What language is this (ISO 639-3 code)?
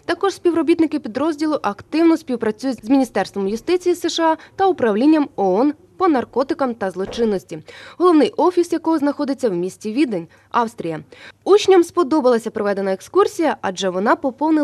ukr